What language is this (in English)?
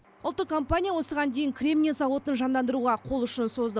Kazakh